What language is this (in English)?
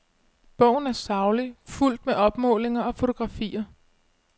Danish